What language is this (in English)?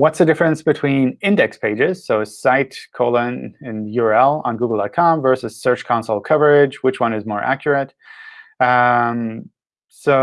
English